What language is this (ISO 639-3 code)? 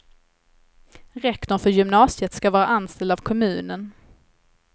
swe